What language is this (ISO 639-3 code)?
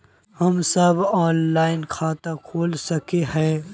mag